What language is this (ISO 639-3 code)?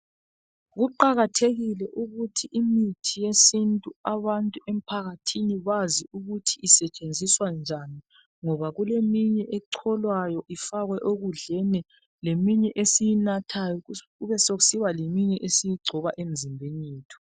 nde